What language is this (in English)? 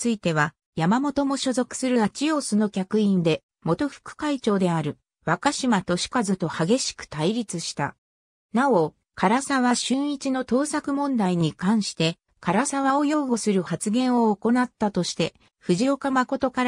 Japanese